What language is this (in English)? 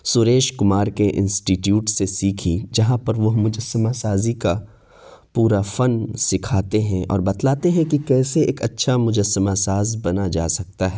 Urdu